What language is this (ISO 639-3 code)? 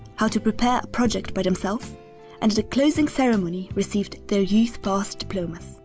eng